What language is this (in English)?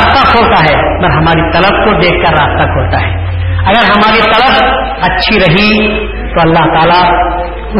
Urdu